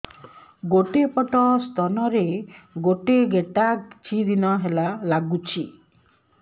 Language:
Odia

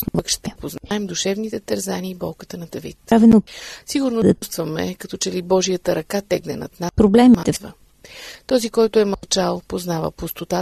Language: Bulgarian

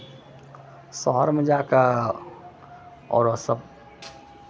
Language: Maithili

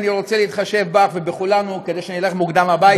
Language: Hebrew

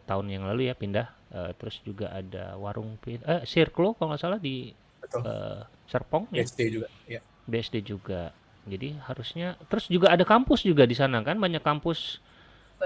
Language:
Indonesian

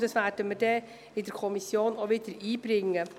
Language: Swiss German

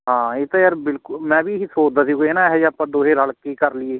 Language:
Punjabi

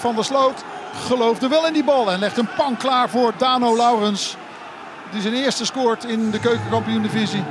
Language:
Dutch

